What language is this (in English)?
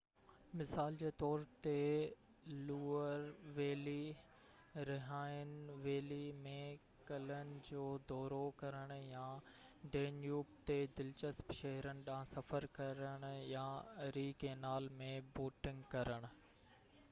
Sindhi